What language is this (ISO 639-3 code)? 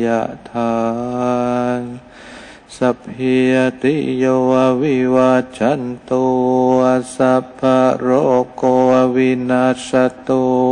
tha